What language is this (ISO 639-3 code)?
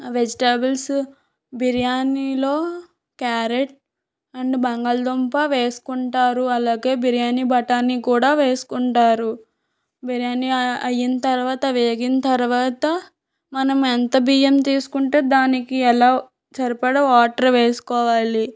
tel